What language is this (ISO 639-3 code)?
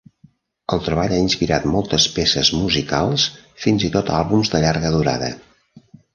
cat